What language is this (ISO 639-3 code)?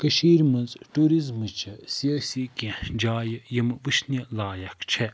kas